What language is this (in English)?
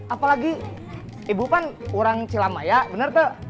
Indonesian